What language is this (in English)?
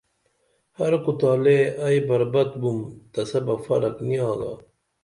Dameli